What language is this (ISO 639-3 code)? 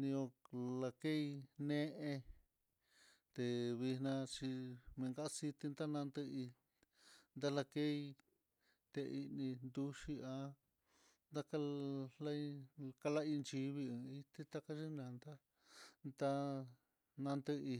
vmm